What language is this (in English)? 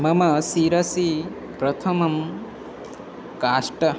Sanskrit